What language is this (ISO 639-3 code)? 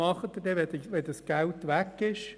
gsw